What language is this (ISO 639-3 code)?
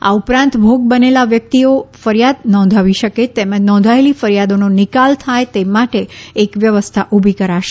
guj